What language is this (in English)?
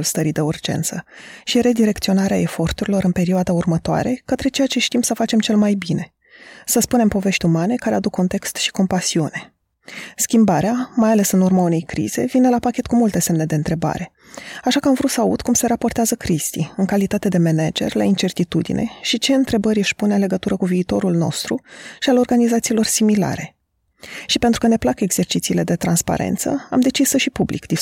Romanian